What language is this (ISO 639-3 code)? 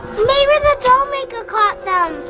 eng